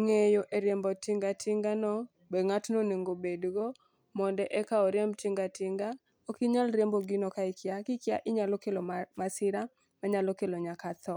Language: Luo (Kenya and Tanzania)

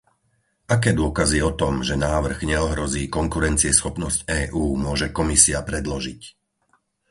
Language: Slovak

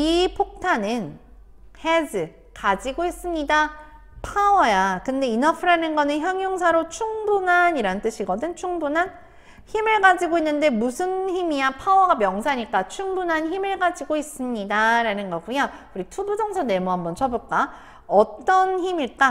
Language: Korean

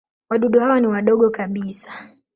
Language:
Swahili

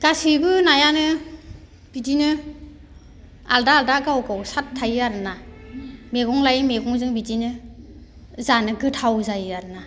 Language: Bodo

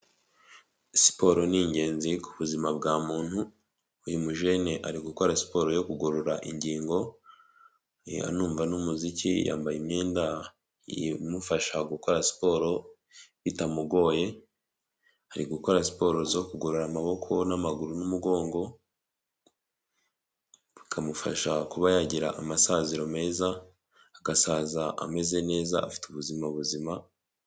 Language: Kinyarwanda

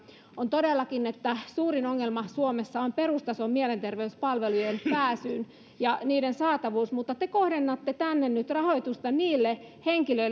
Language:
Finnish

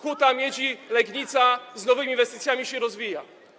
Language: Polish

